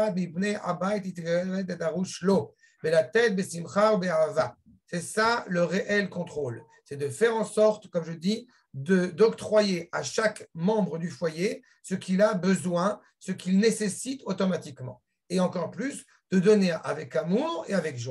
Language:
French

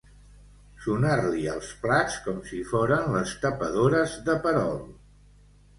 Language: Catalan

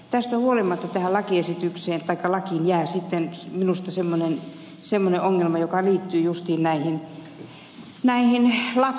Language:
Finnish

